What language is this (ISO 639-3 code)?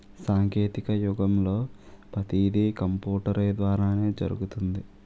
tel